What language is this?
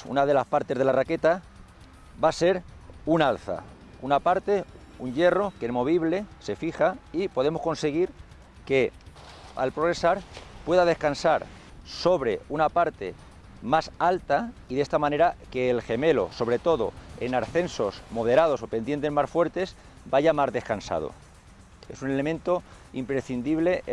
Spanish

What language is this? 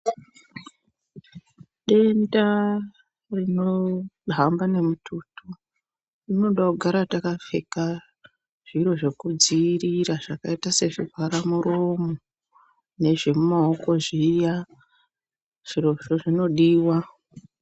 Ndau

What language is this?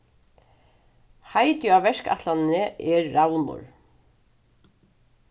Faroese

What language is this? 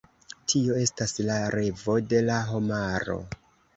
Esperanto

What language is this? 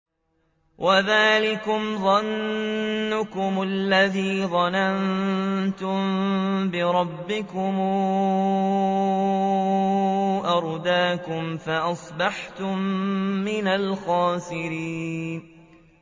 Arabic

